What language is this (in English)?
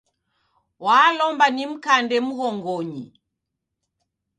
Taita